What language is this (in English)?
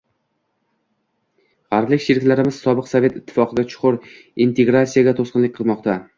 Uzbek